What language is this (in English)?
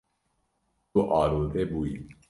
Kurdish